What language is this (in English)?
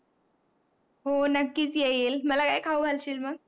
Marathi